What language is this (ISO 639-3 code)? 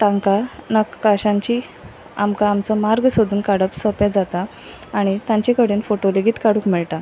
kok